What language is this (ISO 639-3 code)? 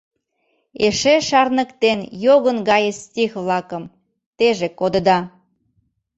chm